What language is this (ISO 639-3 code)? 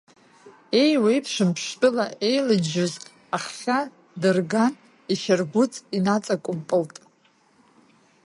abk